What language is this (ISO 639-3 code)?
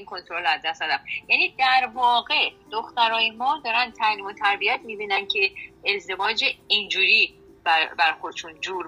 fas